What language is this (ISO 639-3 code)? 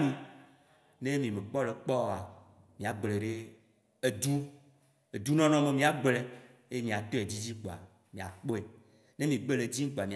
wci